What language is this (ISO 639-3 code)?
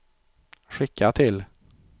swe